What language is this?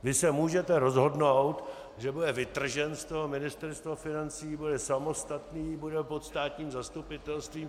Czech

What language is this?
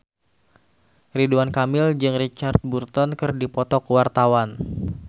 Sundanese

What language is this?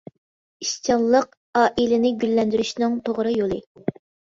Uyghur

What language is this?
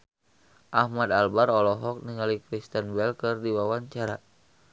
Sundanese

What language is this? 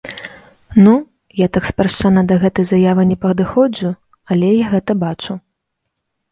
Belarusian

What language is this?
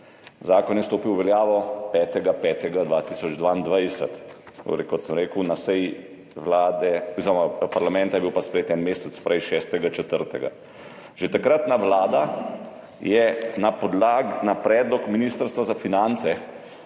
Slovenian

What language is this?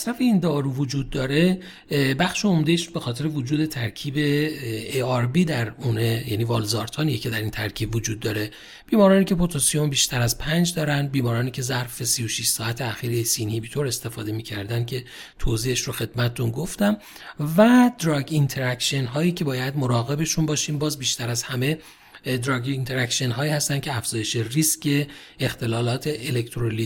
Persian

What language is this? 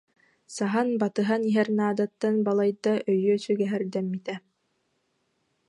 Yakut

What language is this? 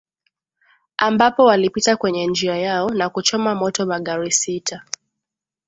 Swahili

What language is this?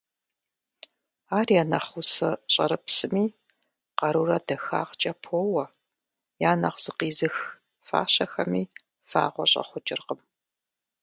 Kabardian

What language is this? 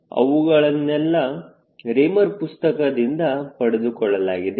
Kannada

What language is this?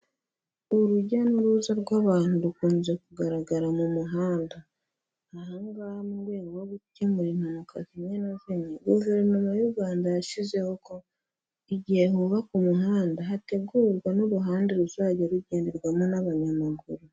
Kinyarwanda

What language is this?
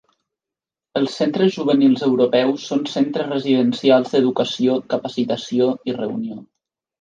Catalan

